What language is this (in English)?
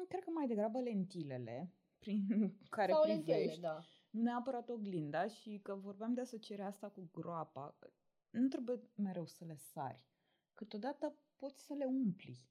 Romanian